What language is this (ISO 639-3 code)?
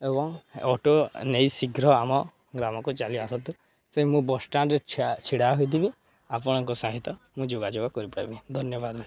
ori